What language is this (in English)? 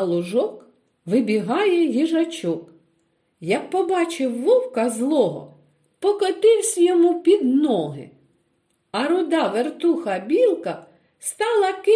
Ukrainian